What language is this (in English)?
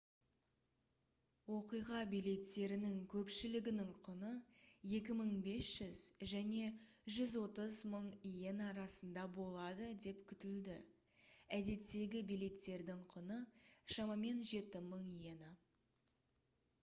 Kazakh